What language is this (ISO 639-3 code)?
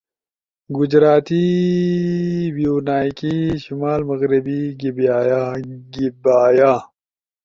ush